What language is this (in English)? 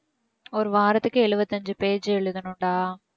Tamil